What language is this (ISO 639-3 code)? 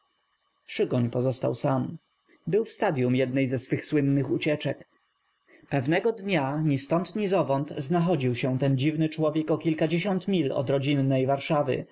pol